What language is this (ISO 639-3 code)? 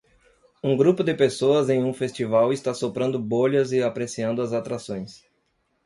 por